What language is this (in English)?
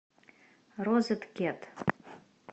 Russian